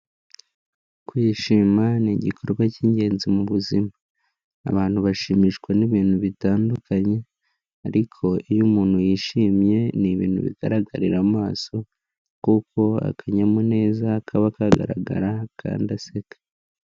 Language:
Kinyarwanda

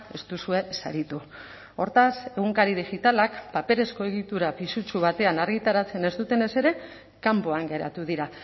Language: Basque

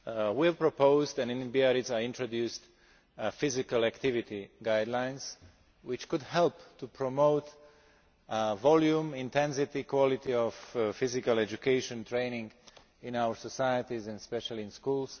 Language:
English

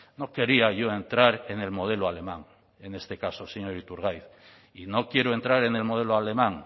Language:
Spanish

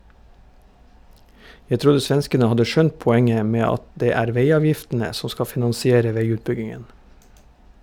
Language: Norwegian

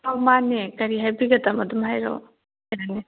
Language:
Manipuri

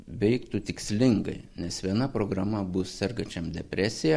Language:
Lithuanian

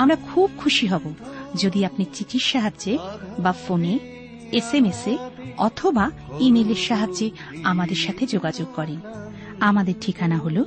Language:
Bangla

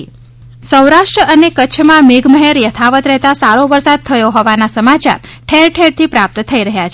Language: Gujarati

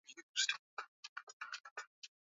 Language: Swahili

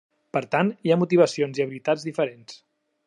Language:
Catalan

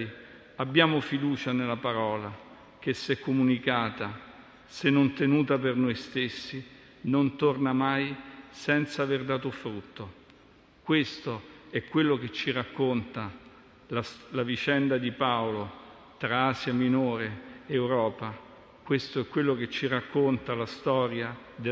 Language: Italian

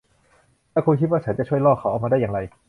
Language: Thai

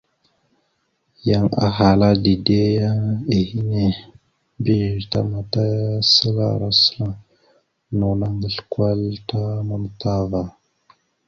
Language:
Mada (Cameroon)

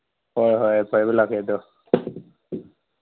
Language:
Manipuri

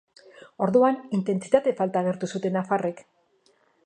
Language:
Basque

